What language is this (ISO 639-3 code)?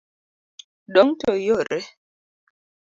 luo